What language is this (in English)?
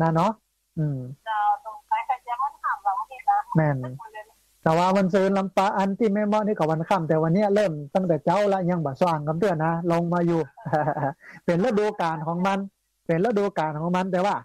Thai